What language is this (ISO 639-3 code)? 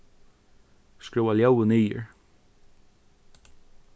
fao